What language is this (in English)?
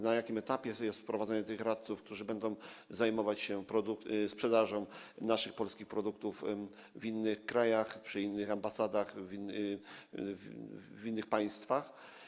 Polish